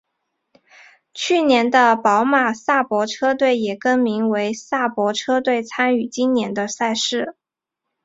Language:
Chinese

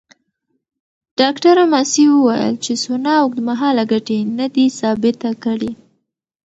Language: Pashto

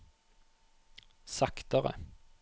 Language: Norwegian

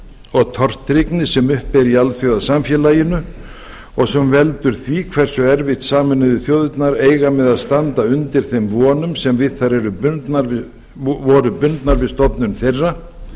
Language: Icelandic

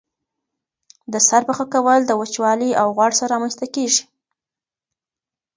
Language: Pashto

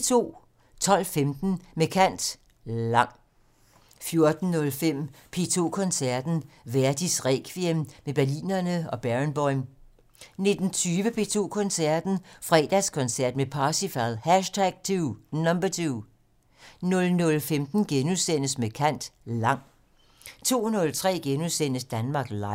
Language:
Danish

